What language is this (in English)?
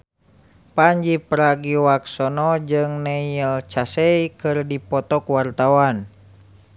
Sundanese